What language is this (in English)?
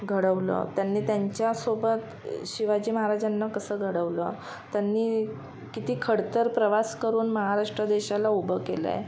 Marathi